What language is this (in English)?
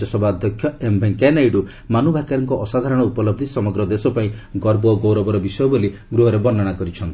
Odia